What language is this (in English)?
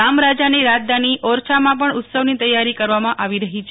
Gujarati